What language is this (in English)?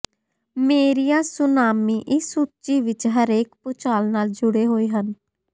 Punjabi